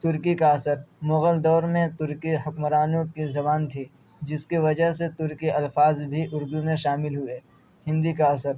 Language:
Urdu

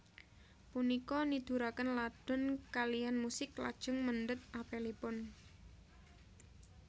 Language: Javanese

